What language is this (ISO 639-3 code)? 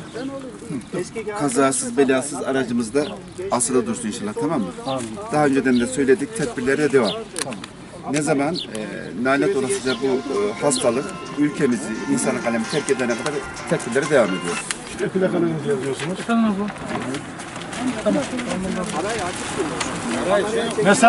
tur